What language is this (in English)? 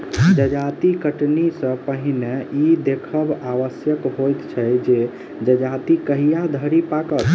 Maithili